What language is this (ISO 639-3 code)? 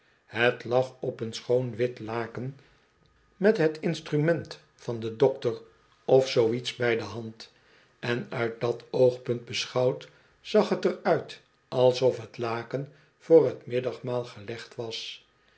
nld